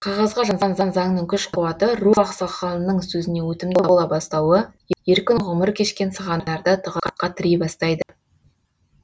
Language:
Kazakh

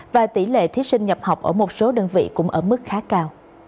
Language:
Vietnamese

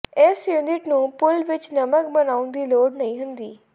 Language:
Punjabi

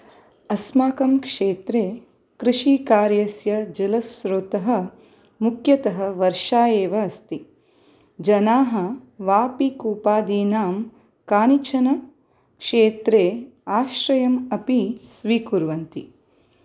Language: Sanskrit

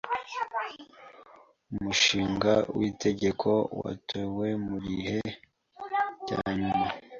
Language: Kinyarwanda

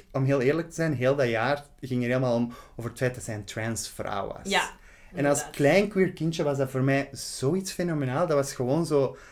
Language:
Dutch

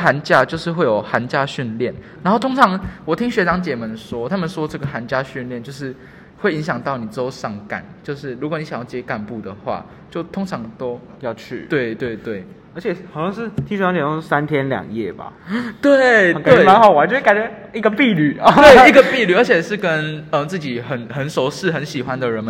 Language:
Chinese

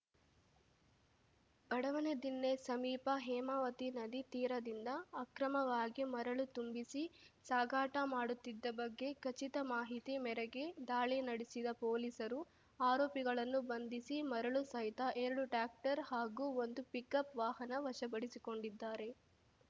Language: Kannada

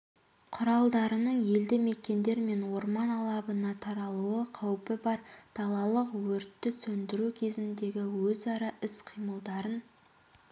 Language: Kazakh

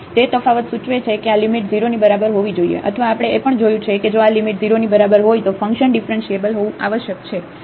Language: Gujarati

